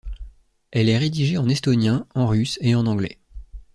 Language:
French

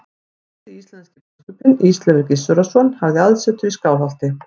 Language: Icelandic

